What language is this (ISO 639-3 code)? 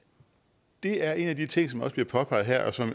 dan